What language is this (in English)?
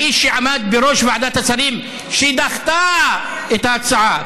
Hebrew